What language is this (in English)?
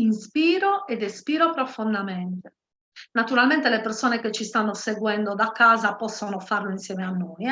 Italian